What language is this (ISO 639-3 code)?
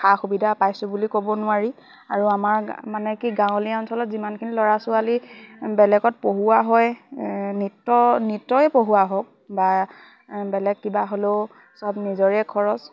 asm